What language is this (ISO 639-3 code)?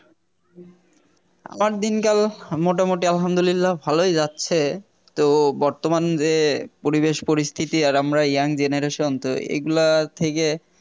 ben